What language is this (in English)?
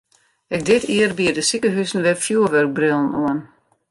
Western Frisian